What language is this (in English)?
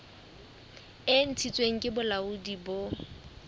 Southern Sotho